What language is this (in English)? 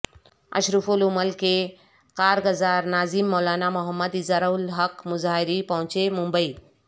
Urdu